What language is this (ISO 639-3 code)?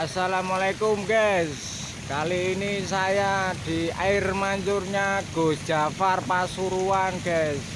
ind